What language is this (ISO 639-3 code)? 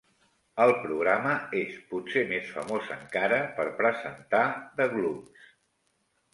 cat